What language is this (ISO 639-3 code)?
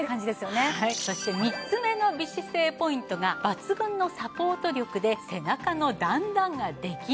jpn